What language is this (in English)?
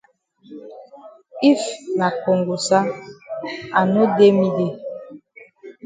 Cameroon Pidgin